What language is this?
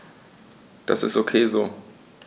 German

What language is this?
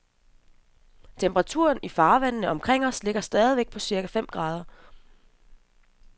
Danish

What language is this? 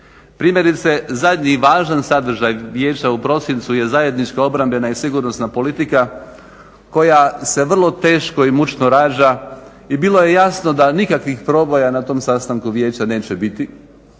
Croatian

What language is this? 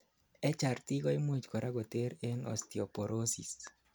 Kalenjin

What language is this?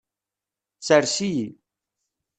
Kabyle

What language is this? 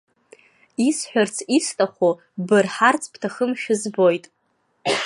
Abkhazian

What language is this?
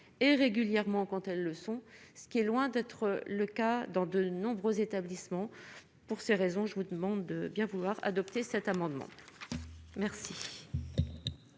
French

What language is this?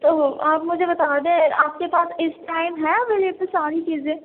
Urdu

